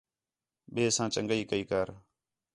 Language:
Khetrani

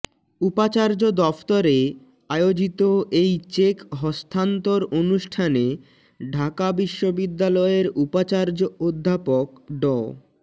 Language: Bangla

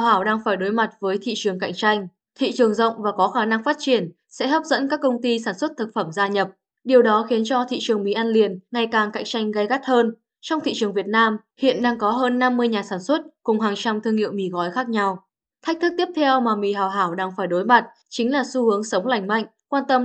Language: Vietnamese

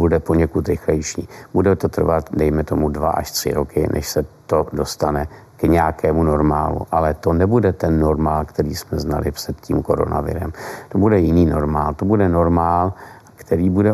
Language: Czech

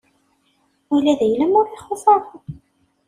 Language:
Kabyle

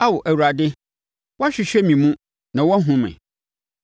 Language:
Akan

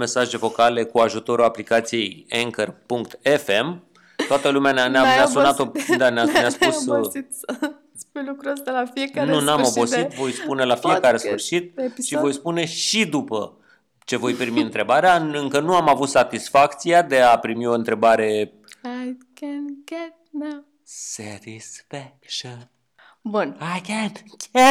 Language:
Romanian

